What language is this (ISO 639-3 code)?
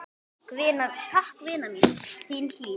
isl